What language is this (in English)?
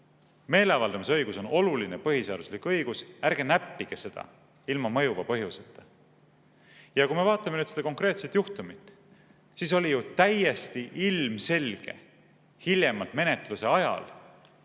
Estonian